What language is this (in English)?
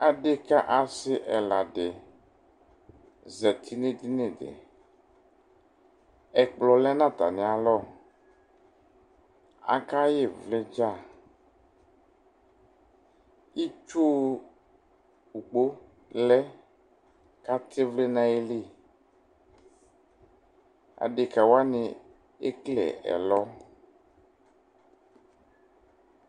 Ikposo